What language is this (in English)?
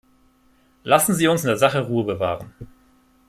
German